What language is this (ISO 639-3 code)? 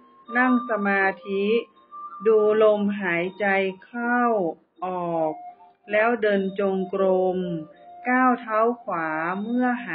tha